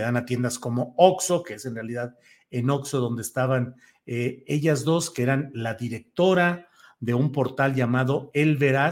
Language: Spanish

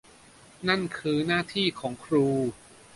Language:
Thai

